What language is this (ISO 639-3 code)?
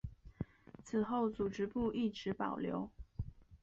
zho